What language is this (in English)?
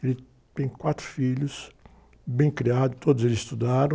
Portuguese